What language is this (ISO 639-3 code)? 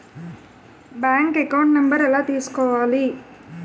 tel